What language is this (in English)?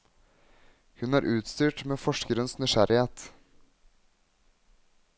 Norwegian